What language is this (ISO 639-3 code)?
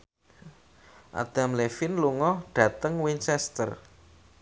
jav